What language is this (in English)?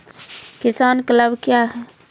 Maithili